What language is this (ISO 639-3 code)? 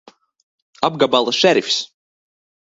lav